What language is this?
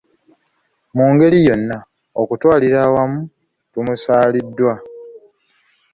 Ganda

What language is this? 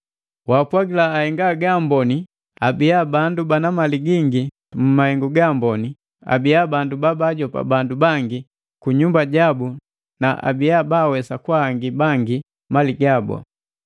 Matengo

